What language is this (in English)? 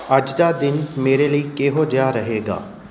Punjabi